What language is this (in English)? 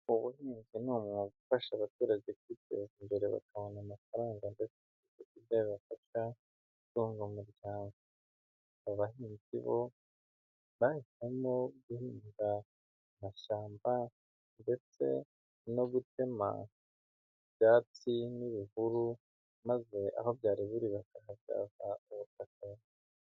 Kinyarwanda